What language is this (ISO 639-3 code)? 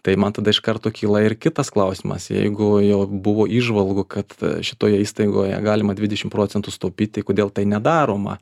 lit